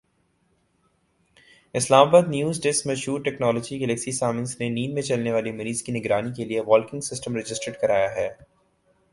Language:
Urdu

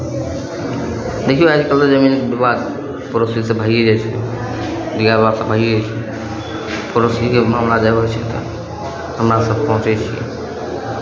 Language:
Maithili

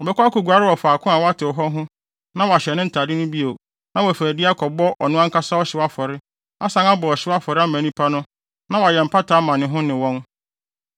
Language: Akan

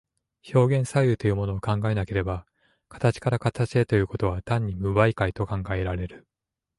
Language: Japanese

